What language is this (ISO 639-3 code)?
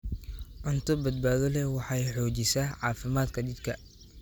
som